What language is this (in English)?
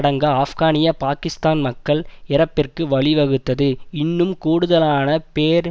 Tamil